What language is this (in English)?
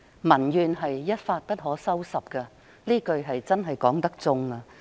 Cantonese